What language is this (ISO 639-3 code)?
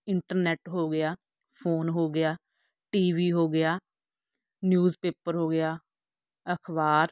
pan